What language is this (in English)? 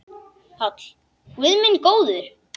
Icelandic